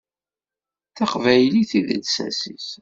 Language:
Kabyle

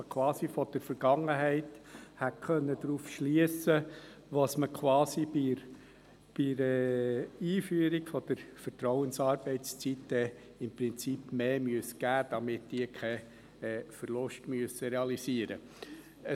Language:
Swiss German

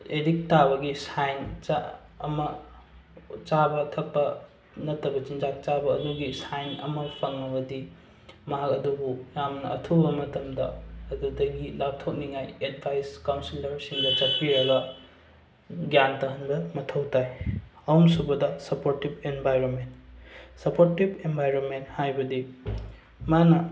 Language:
Manipuri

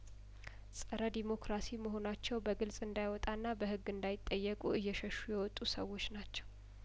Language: Amharic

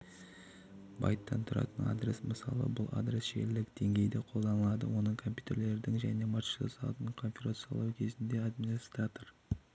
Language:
Kazakh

